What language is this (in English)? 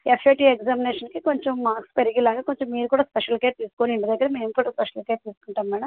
Telugu